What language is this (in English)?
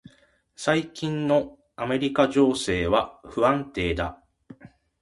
Japanese